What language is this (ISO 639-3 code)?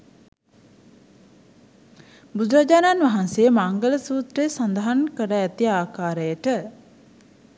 sin